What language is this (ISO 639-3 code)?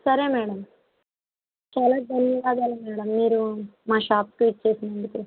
tel